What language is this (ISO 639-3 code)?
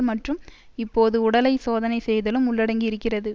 tam